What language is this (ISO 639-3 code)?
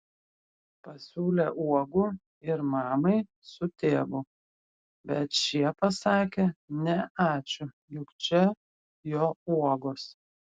lit